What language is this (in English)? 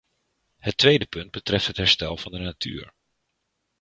Dutch